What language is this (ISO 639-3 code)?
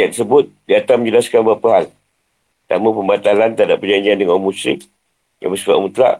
msa